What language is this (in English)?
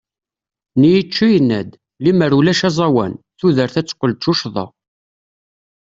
Kabyle